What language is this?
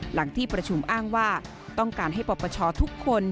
Thai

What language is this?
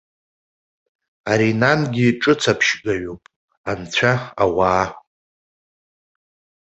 Abkhazian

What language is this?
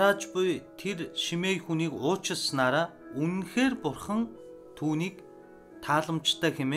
Turkish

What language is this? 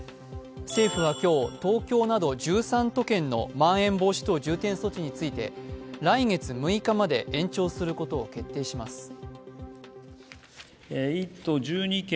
Japanese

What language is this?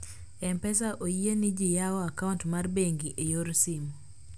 Luo (Kenya and Tanzania)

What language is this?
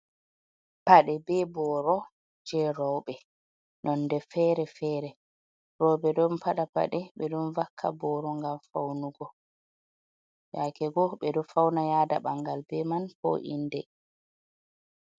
Fula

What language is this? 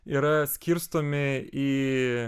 Lithuanian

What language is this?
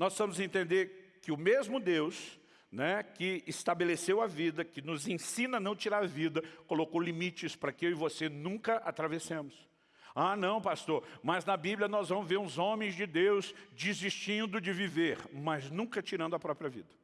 Portuguese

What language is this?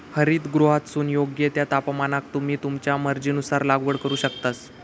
Marathi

